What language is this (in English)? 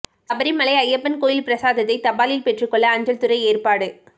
Tamil